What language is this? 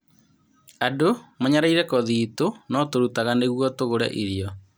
Kikuyu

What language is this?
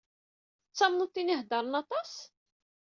Kabyle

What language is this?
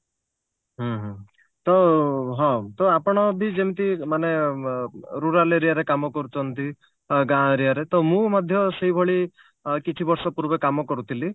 Odia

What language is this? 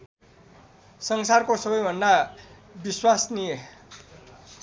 Nepali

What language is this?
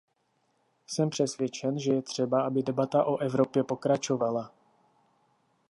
Czech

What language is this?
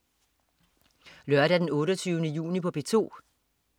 Danish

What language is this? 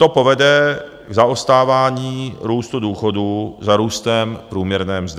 Czech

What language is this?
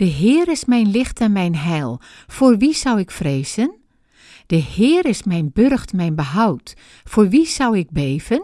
Dutch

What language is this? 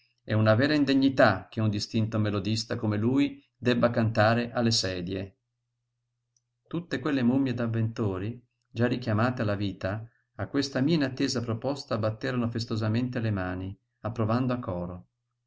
Italian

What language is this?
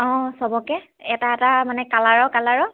Assamese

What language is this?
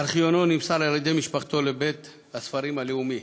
Hebrew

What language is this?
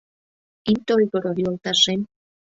Mari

